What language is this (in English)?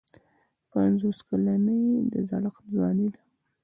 Pashto